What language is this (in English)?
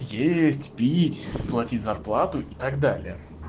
Russian